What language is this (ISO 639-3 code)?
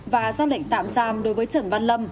vie